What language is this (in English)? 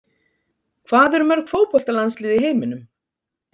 Icelandic